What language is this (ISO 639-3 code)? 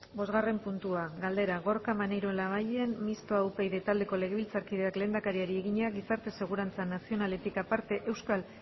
eus